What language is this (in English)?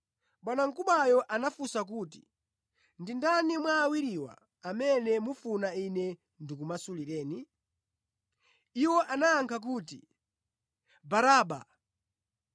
Nyanja